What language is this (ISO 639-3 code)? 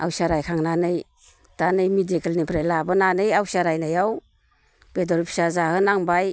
brx